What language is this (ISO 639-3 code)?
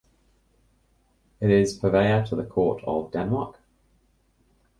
eng